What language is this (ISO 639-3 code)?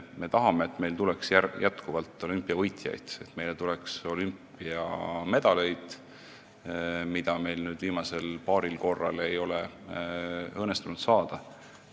est